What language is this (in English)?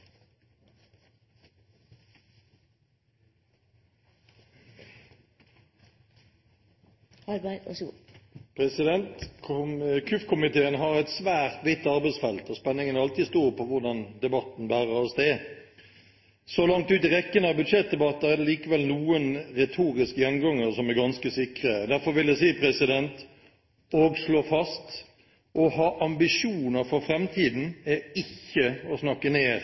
Norwegian Bokmål